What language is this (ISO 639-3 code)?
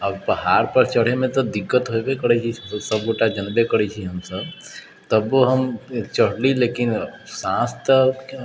mai